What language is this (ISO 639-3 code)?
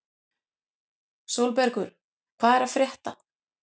isl